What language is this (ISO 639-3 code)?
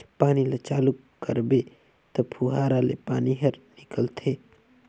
hne